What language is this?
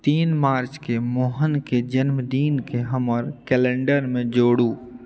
Maithili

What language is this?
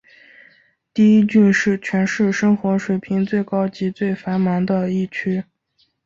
Chinese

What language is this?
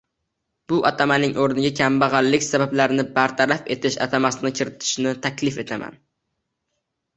Uzbek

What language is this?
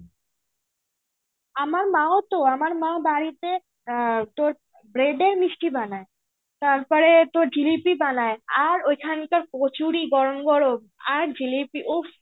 Bangla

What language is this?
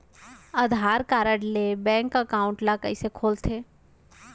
Chhattisgarhi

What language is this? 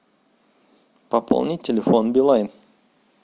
Russian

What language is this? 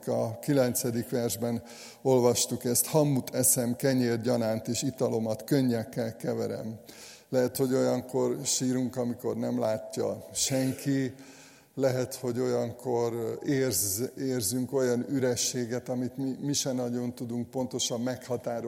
Hungarian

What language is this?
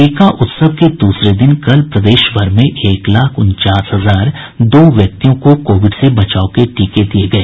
Hindi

